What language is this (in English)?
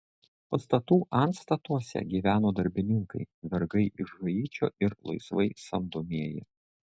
Lithuanian